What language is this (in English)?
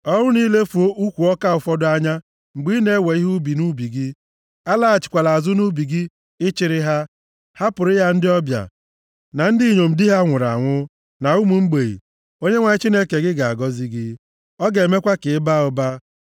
Igbo